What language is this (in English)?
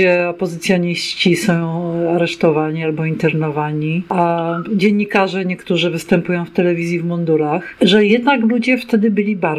Polish